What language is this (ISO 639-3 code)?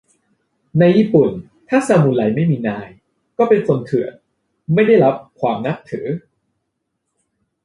tha